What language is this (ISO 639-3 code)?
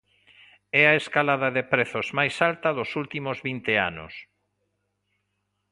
glg